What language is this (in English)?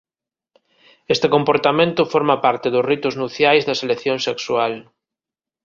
Galician